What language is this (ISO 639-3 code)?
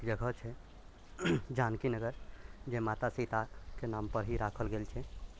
mai